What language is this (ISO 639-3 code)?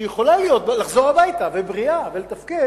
heb